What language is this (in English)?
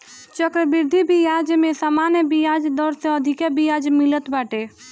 Bhojpuri